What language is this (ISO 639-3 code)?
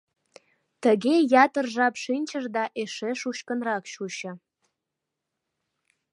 chm